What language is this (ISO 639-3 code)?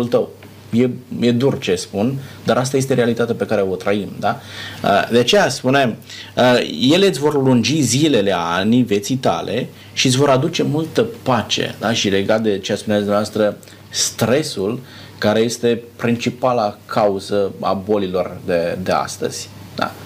ron